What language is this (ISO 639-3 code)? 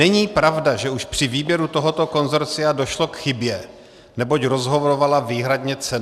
ces